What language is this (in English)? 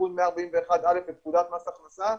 Hebrew